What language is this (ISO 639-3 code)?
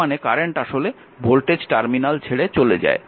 ben